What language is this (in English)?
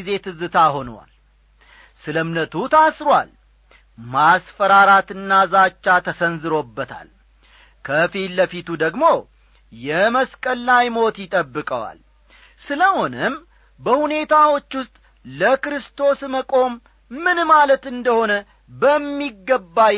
Amharic